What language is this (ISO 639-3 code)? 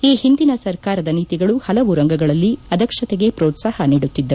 kan